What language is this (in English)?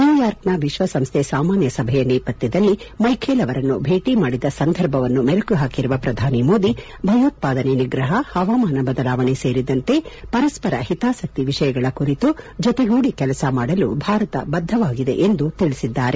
Kannada